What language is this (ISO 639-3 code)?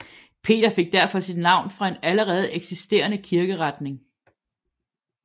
dan